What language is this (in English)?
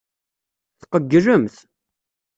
Kabyle